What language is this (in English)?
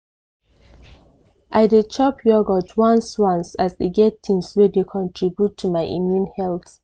Nigerian Pidgin